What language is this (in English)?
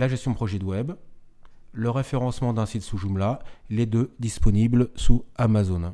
French